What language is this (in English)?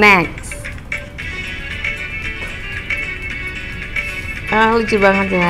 Indonesian